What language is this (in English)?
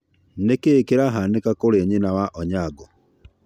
Kikuyu